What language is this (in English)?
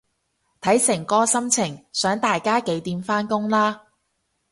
Cantonese